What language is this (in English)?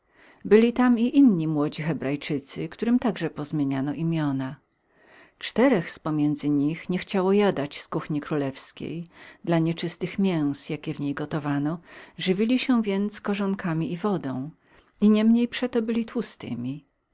Polish